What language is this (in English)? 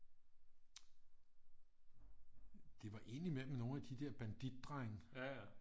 Danish